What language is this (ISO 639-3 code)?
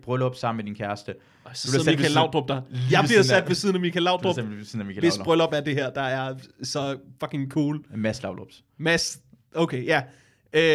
dan